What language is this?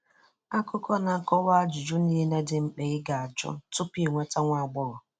Igbo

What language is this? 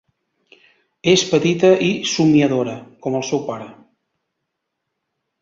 Catalan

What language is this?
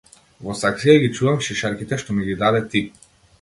Macedonian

